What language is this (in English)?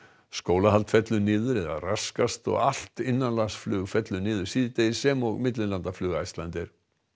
Icelandic